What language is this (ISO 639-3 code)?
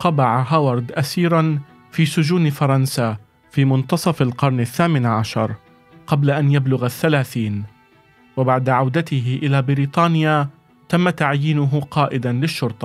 ara